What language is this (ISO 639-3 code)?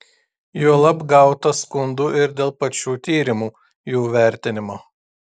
lit